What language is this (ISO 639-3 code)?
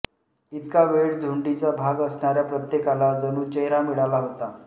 mar